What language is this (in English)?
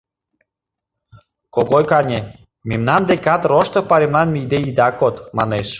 Mari